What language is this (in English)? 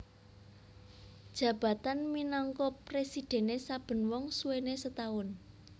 Javanese